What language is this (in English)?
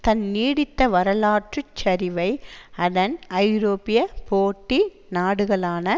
Tamil